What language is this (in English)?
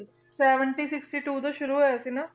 Punjabi